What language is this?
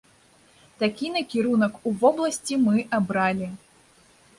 Belarusian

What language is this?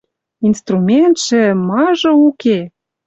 Western Mari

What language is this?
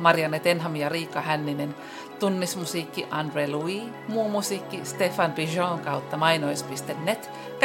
Finnish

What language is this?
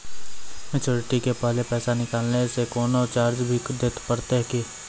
Maithili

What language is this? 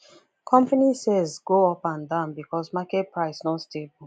Nigerian Pidgin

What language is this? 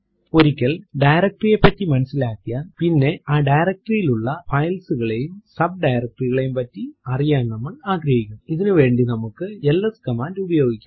Malayalam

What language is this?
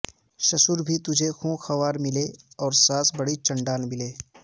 Urdu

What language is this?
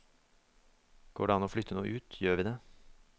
Norwegian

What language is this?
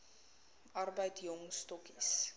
Afrikaans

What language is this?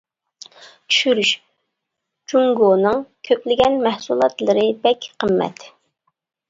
Uyghur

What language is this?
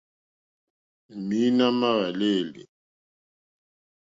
Mokpwe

